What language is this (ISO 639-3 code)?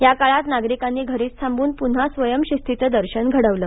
mar